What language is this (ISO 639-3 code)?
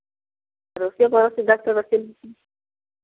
mai